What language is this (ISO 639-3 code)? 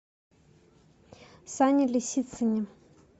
rus